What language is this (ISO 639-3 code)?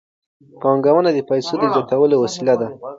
pus